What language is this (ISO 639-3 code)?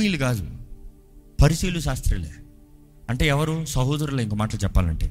tel